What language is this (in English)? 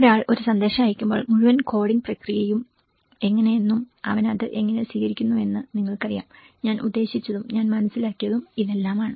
Malayalam